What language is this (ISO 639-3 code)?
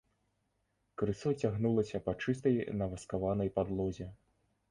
bel